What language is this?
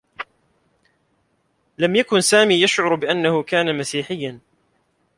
Arabic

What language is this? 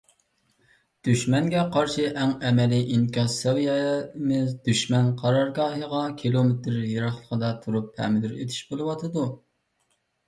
Uyghur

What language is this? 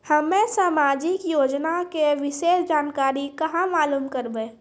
Maithili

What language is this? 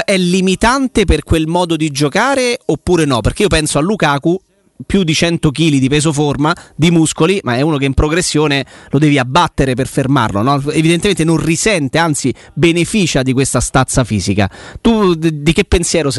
Italian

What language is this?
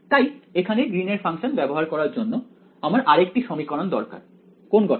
Bangla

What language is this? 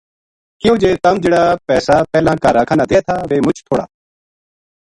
Gujari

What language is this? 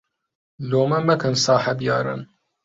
Central Kurdish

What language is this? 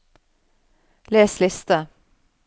Norwegian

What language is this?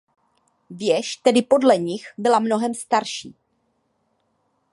Czech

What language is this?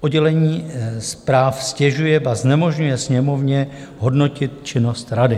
Czech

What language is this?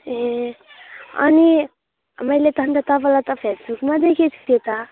Nepali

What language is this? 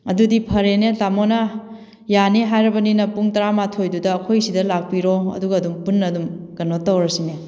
Manipuri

